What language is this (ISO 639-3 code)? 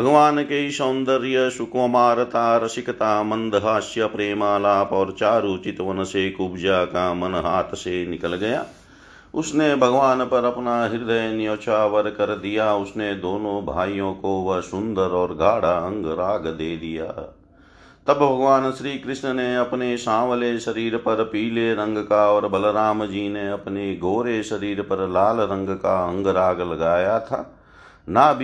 hin